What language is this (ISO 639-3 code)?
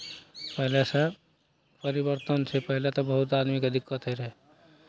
mai